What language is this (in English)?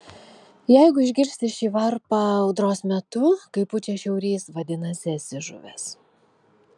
Lithuanian